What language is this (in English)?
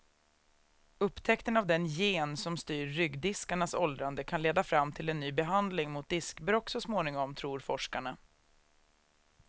Swedish